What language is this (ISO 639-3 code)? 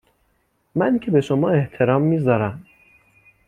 fas